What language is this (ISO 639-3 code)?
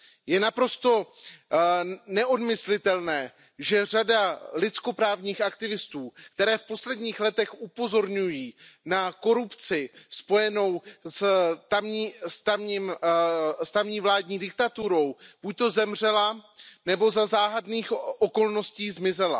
ces